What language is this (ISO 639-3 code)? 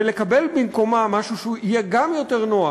heb